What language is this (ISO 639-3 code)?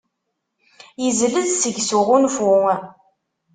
kab